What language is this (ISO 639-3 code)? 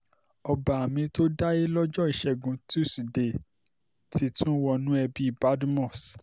yor